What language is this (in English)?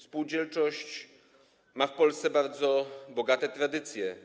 Polish